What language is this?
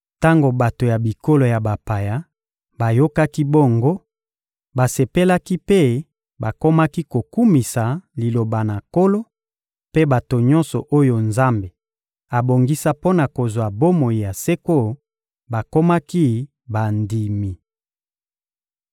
Lingala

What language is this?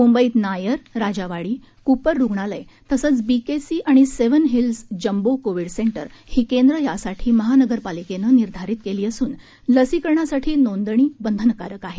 Marathi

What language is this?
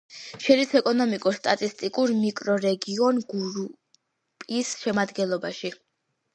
Georgian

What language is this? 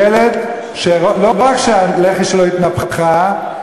Hebrew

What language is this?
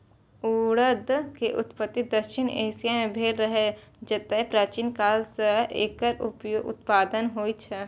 Maithili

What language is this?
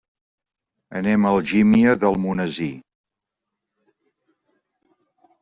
Catalan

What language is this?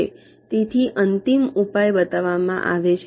Gujarati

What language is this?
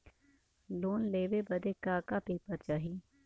Bhojpuri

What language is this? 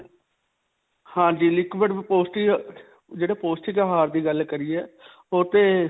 Punjabi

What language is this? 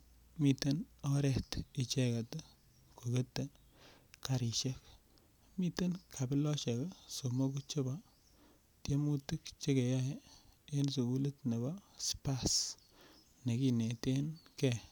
Kalenjin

